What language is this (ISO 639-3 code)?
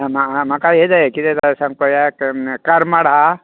kok